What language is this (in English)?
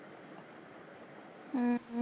Punjabi